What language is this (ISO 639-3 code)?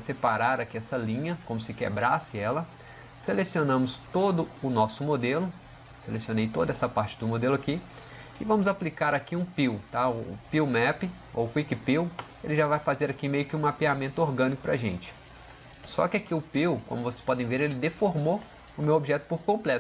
por